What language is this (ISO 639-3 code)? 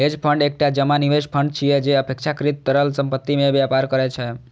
mai